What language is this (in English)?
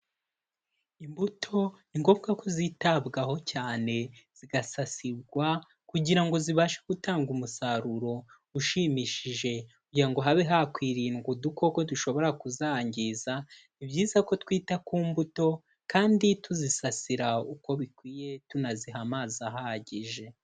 Kinyarwanda